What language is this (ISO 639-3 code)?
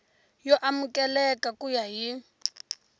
tso